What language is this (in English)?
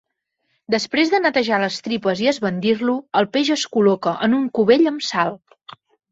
Catalan